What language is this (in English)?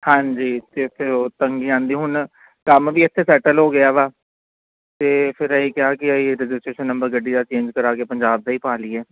Punjabi